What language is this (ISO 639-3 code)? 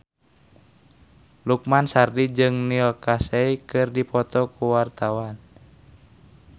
sun